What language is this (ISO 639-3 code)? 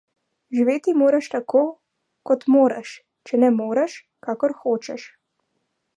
slv